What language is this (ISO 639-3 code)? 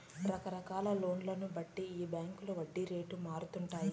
tel